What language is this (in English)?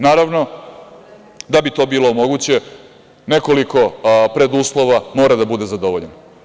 Serbian